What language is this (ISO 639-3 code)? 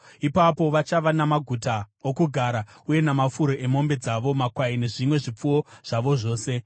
sna